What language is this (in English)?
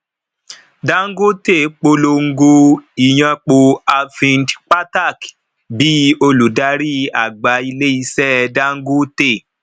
Yoruba